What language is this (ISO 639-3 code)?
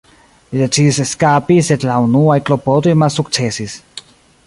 epo